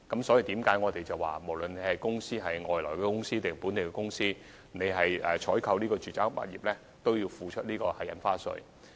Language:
Cantonese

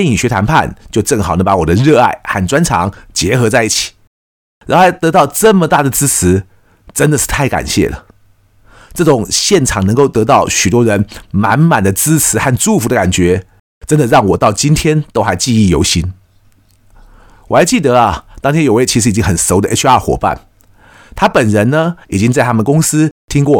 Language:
Chinese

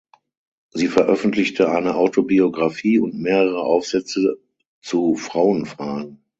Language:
German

